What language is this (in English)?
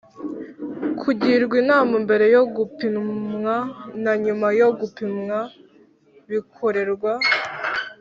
Kinyarwanda